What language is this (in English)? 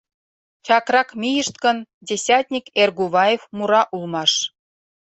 Mari